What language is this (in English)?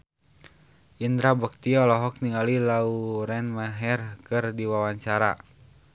Sundanese